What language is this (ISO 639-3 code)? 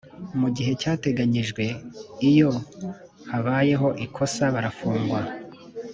kin